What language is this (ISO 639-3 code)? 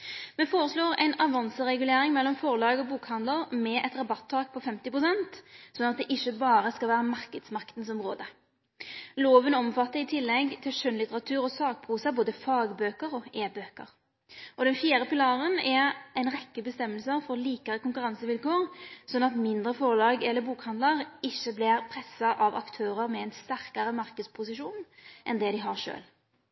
nno